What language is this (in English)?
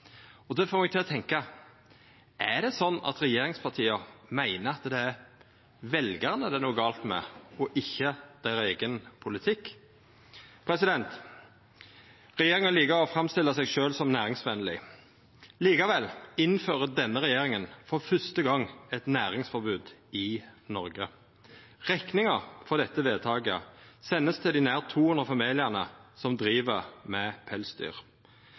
Norwegian Nynorsk